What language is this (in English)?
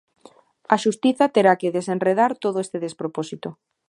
Galician